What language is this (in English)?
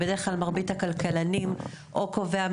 Hebrew